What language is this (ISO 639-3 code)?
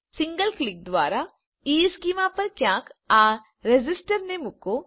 guj